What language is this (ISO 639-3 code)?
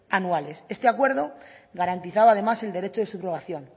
spa